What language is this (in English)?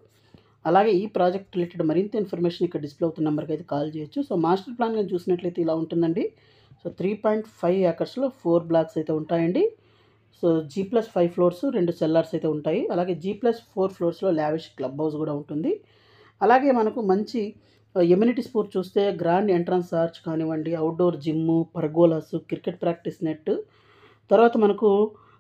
Telugu